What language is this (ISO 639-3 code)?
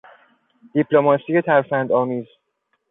fas